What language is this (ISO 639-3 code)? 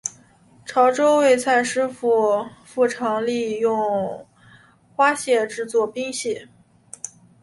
zho